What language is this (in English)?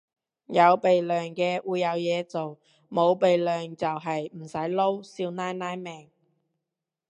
Cantonese